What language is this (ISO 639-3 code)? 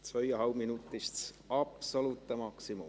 gsw